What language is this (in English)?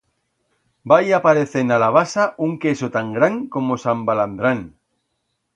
Aragonese